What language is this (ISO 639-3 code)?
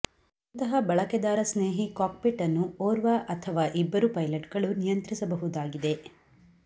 kan